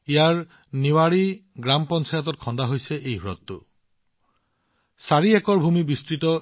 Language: Assamese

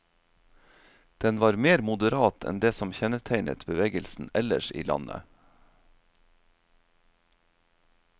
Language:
Norwegian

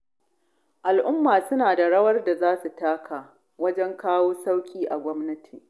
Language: Hausa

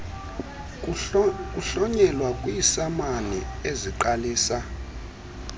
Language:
Xhosa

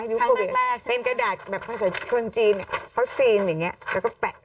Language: Thai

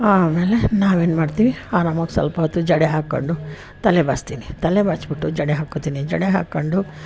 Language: Kannada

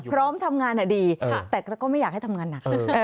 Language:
Thai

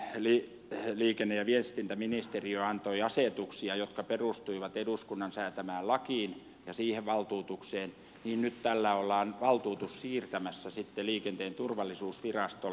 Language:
Finnish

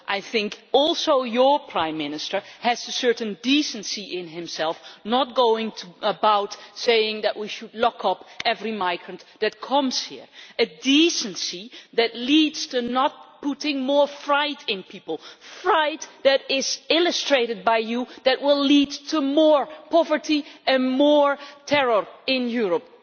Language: English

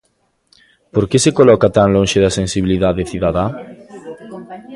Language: Galician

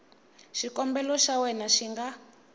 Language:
Tsonga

